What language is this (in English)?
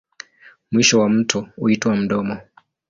Swahili